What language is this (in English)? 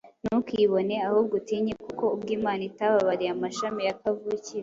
Kinyarwanda